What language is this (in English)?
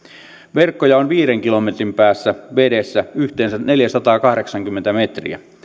Finnish